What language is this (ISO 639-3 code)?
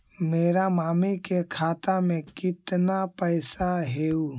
mag